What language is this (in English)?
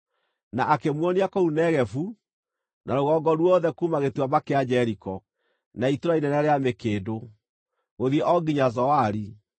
Kikuyu